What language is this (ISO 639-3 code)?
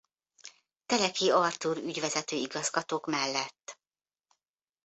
hun